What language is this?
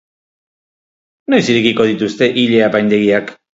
Basque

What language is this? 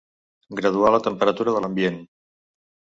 Catalan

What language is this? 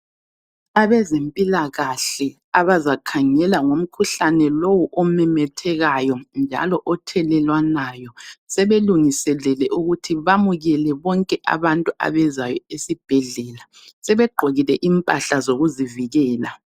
North Ndebele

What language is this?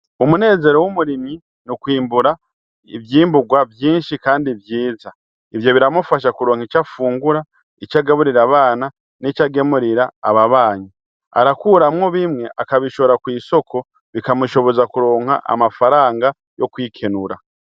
Rundi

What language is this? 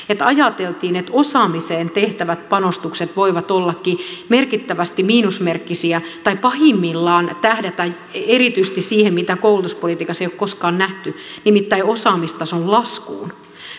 Finnish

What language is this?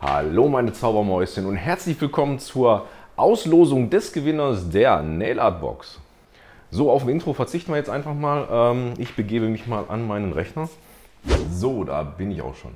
German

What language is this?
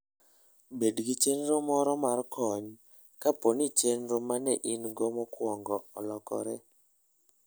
Luo (Kenya and Tanzania)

